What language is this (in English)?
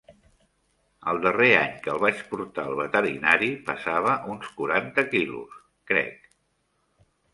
Catalan